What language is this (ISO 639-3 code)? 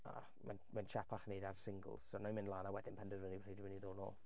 cym